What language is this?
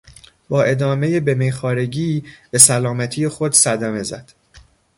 Persian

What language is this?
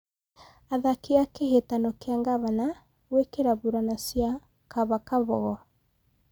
Kikuyu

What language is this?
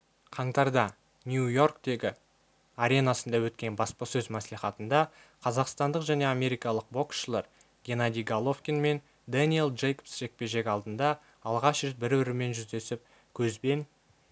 Kazakh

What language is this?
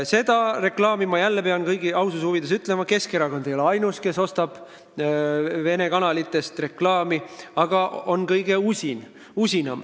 Estonian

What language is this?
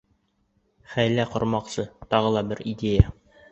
Bashkir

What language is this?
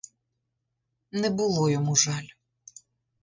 Ukrainian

